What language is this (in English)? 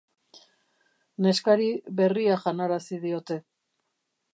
Basque